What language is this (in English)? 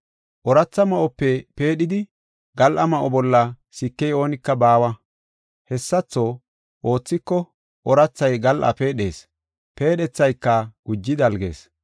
Gofa